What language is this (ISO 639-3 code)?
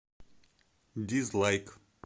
rus